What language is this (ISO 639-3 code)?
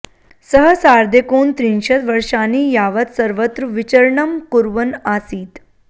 san